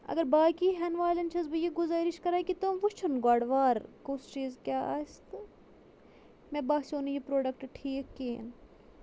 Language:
Kashmiri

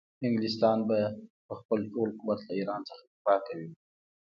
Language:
Pashto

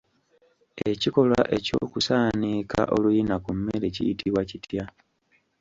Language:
Ganda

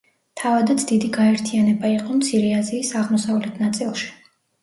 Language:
Georgian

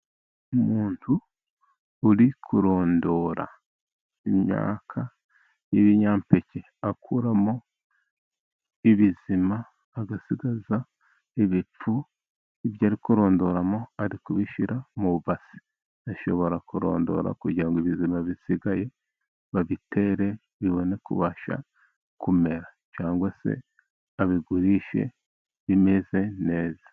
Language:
Kinyarwanda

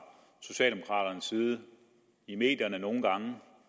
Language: Danish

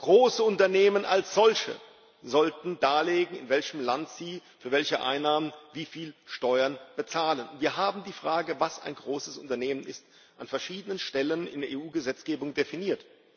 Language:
German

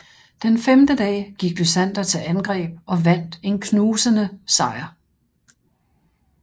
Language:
Danish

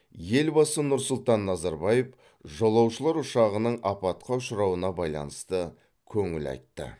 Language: Kazakh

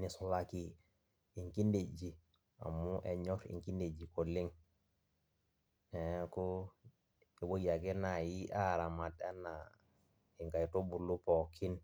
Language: Masai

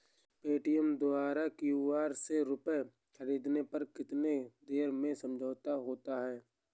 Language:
Hindi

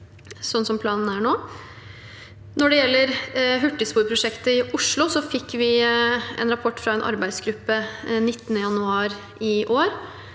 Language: Norwegian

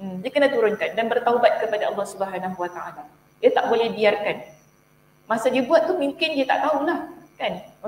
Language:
Malay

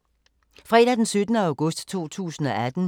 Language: Danish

